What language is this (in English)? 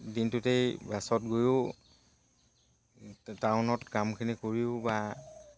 Assamese